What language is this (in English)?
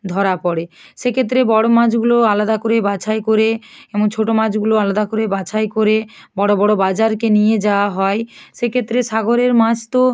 Bangla